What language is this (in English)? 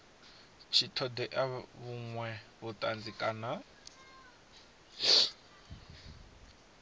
Venda